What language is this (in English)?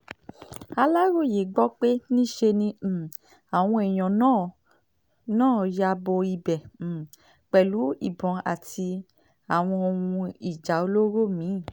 Yoruba